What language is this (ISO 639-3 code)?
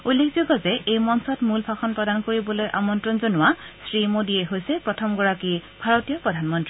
asm